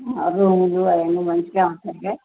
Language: Telugu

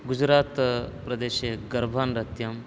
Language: Sanskrit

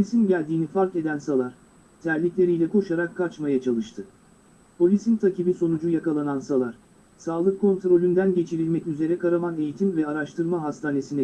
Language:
Turkish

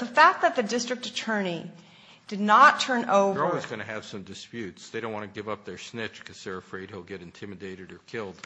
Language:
English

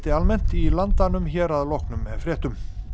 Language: Icelandic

